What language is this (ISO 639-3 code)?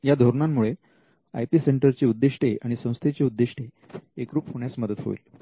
mar